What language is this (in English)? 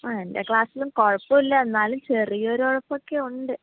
Malayalam